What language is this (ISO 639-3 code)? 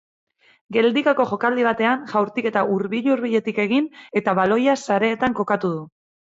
eus